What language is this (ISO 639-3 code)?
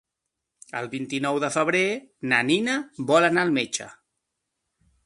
cat